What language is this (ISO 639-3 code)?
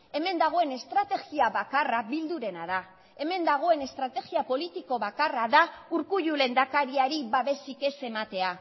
eus